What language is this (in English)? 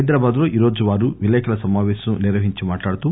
Telugu